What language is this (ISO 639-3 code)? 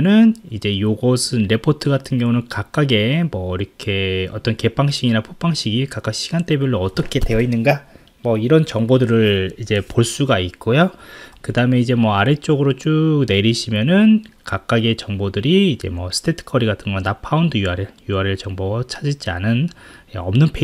kor